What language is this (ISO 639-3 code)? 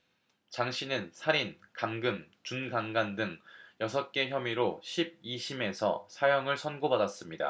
kor